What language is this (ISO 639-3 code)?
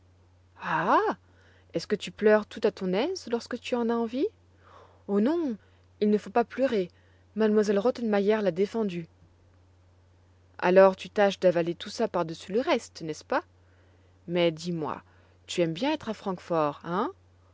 fra